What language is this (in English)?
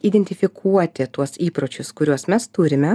Lithuanian